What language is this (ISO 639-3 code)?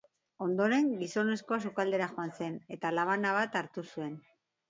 eus